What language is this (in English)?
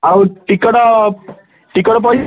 Odia